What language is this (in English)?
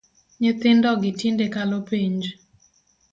Luo (Kenya and Tanzania)